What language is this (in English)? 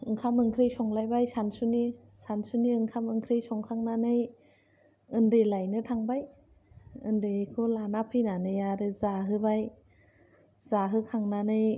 Bodo